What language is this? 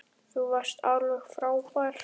Icelandic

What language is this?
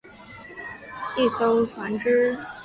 Chinese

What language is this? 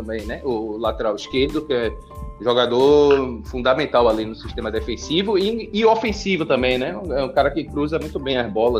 Portuguese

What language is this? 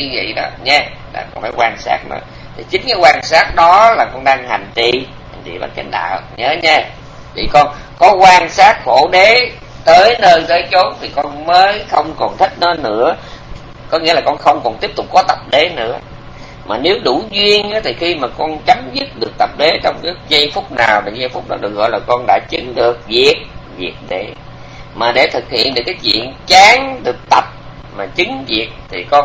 Vietnamese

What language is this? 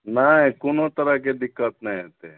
Maithili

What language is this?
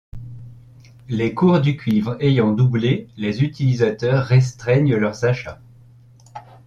French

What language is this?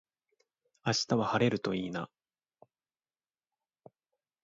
Japanese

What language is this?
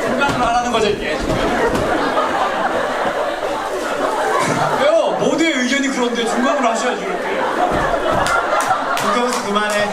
Korean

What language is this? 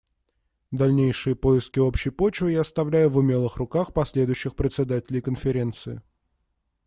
Russian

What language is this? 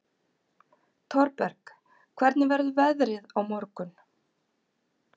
Icelandic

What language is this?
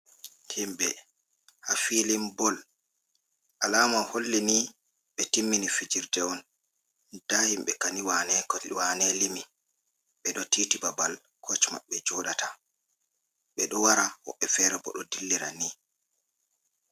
Fula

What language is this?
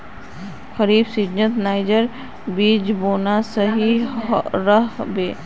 Magahi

